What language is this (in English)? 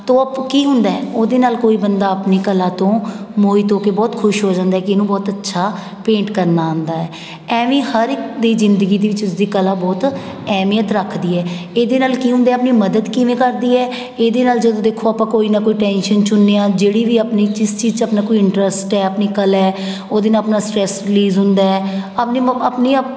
Punjabi